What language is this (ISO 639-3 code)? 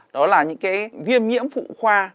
vie